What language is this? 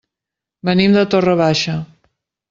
Catalan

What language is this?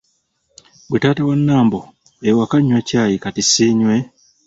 Ganda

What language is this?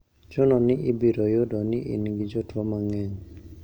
Luo (Kenya and Tanzania)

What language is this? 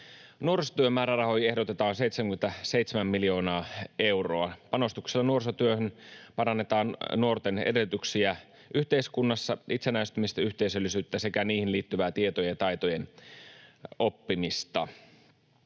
Finnish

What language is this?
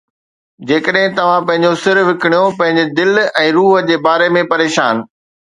Sindhi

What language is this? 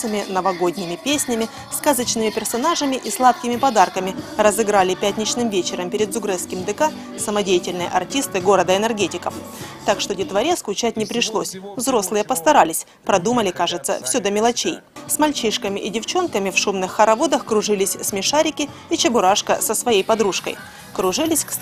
Russian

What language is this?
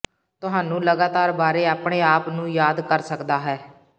Punjabi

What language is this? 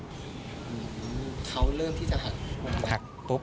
Thai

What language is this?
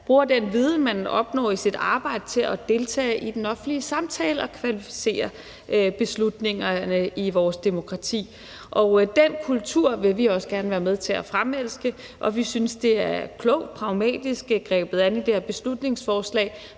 Danish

